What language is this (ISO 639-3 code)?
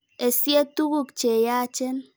kln